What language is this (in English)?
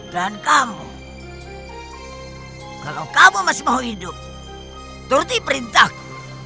Indonesian